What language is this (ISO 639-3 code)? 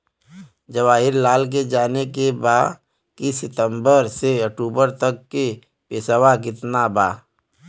bho